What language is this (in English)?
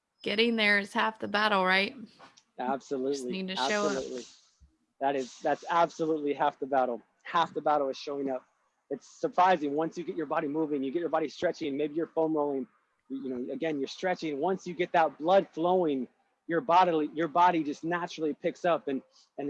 English